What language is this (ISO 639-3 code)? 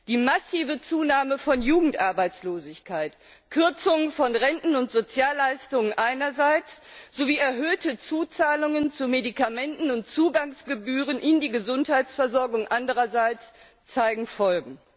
deu